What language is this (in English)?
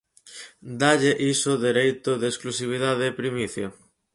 Galician